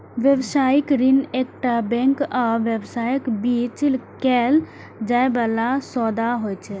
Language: Maithili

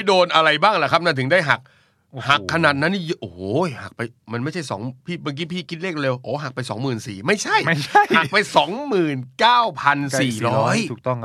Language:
Thai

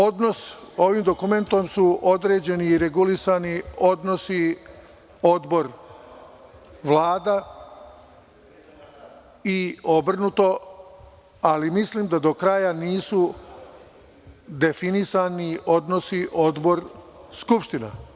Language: Serbian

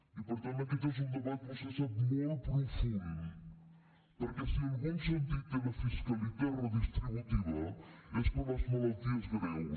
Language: Catalan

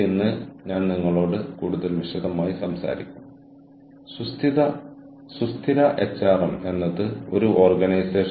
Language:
Malayalam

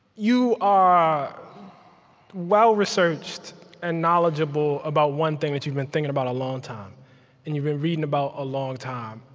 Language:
English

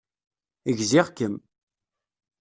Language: Kabyle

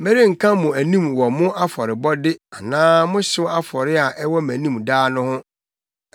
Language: Akan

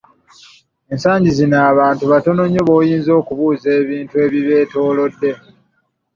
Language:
Ganda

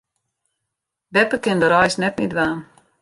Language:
Western Frisian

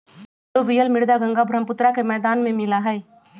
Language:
Magahi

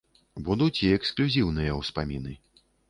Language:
Belarusian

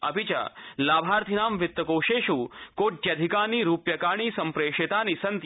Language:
Sanskrit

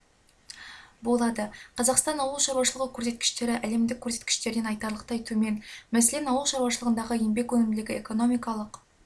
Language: Kazakh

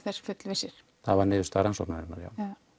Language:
Icelandic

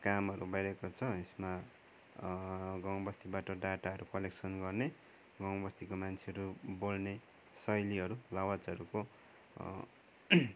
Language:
Nepali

